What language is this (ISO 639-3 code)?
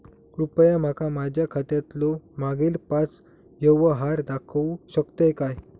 mar